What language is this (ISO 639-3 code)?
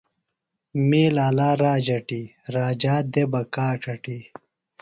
phl